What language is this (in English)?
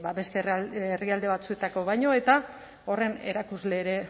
Basque